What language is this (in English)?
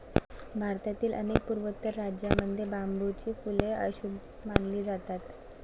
Marathi